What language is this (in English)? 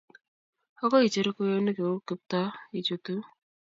Kalenjin